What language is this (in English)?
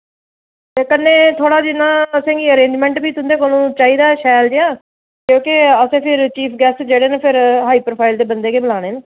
Dogri